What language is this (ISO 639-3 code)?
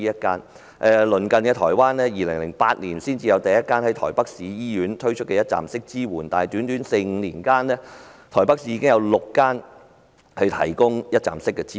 yue